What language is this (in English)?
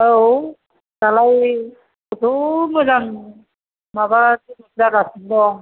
Bodo